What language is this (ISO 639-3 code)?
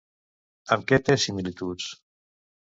cat